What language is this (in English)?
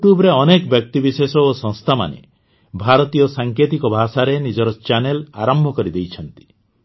Odia